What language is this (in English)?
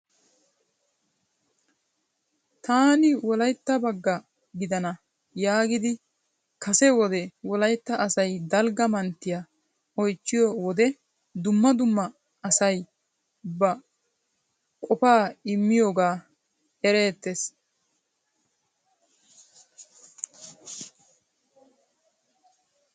Wolaytta